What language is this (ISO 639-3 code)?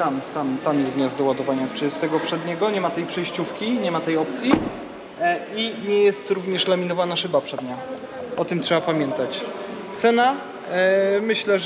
pol